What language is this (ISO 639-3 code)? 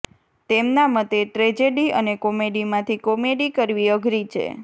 guj